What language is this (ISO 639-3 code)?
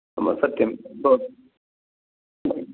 san